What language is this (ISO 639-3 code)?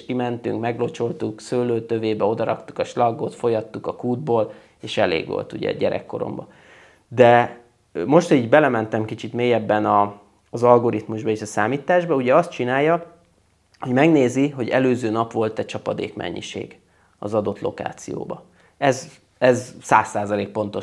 hun